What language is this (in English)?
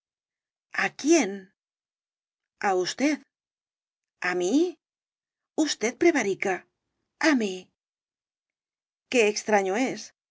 Spanish